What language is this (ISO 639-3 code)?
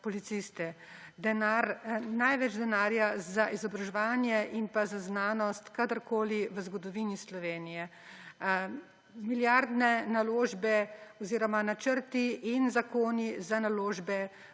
slv